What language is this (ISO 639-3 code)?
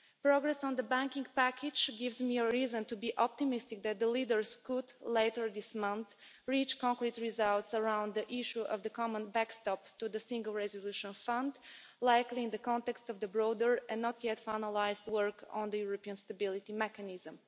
eng